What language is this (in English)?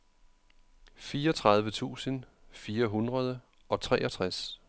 Danish